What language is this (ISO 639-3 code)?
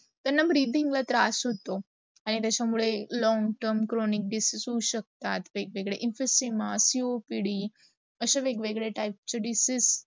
mar